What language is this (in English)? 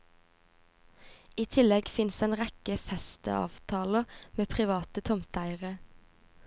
Norwegian